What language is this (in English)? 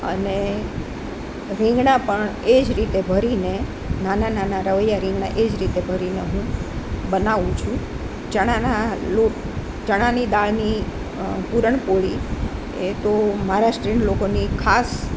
Gujarati